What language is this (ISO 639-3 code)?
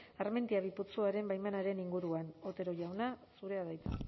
eus